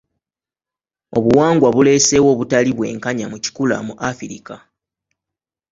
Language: Ganda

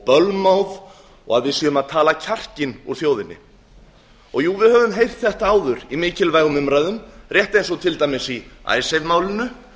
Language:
Icelandic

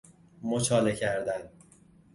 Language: Persian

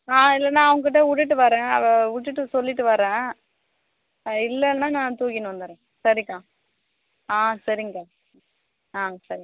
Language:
Tamil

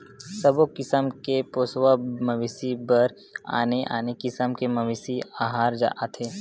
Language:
Chhattisgarhi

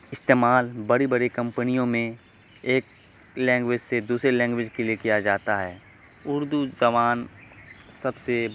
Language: Urdu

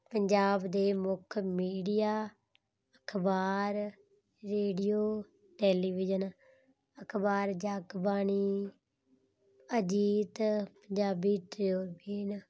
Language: Punjabi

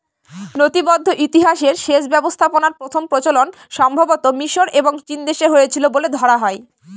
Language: Bangla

